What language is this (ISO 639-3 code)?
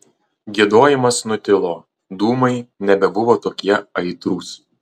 lit